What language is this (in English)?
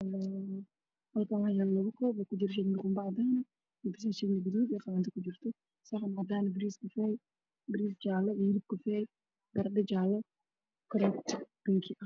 Somali